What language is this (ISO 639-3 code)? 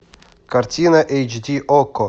rus